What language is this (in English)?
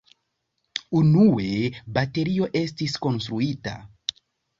Esperanto